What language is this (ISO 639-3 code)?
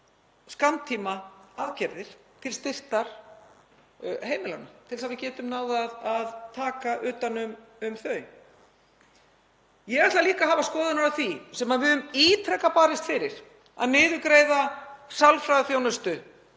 isl